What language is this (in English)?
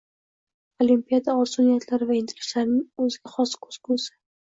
Uzbek